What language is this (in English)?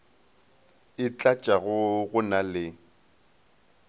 Northern Sotho